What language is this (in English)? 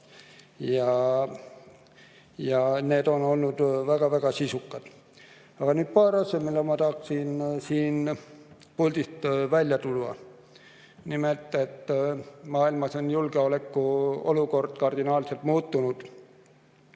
Estonian